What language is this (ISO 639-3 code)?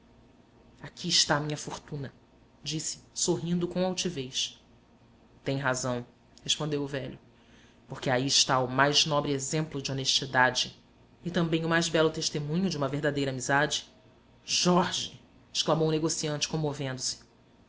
por